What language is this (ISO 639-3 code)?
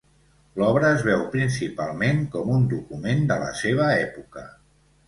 cat